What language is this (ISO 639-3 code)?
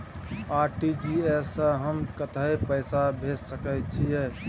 mai